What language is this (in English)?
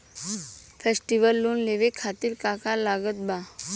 Bhojpuri